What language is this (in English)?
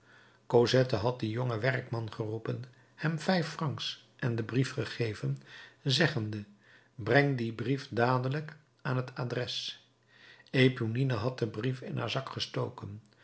Dutch